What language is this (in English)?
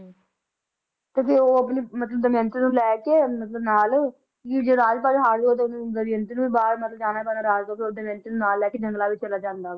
Punjabi